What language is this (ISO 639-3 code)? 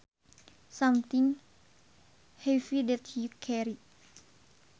sun